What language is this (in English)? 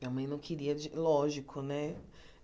Portuguese